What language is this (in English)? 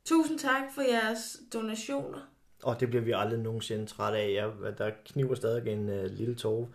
Danish